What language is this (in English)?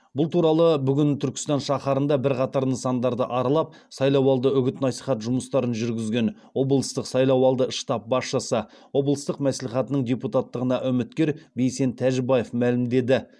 Kazakh